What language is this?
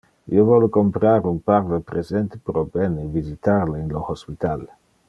Interlingua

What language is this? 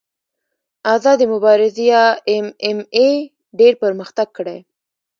Pashto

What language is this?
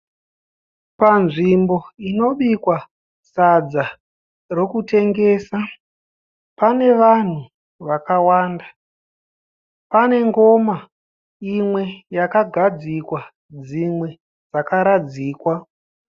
Shona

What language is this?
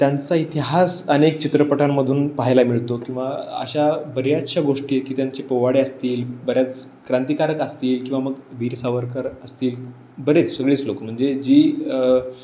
Marathi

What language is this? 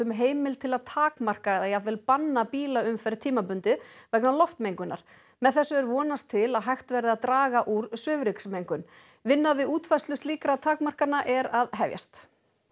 Icelandic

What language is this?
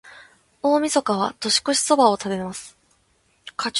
Japanese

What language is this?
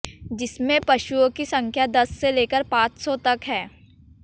Hindi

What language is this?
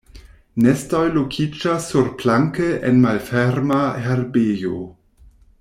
Esperanto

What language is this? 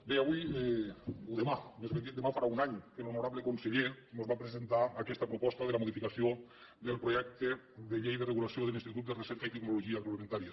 Catalan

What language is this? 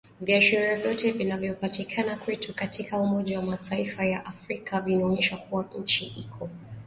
Swahili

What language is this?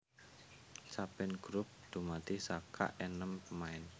Javanese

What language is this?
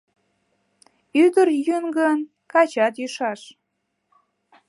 Mari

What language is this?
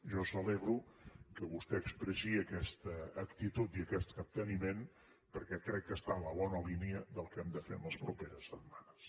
Catalan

